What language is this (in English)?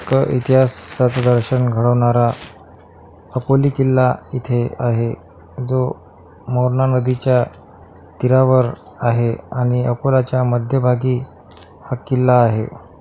Marathi